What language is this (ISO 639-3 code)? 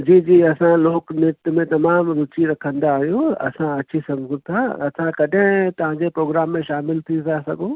snd